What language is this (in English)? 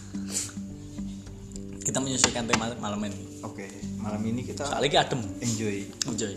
Indonesian